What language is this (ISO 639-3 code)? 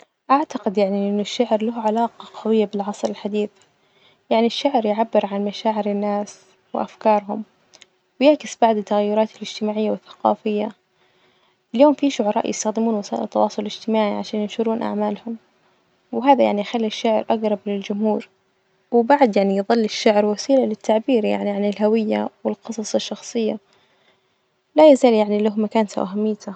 ars